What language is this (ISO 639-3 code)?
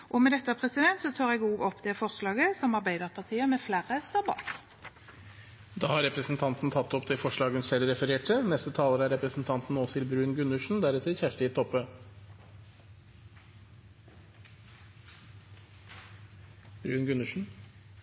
nor